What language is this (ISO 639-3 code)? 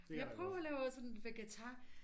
dan